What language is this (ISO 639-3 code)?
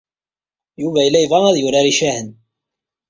kab